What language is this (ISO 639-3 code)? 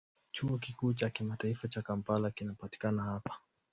swa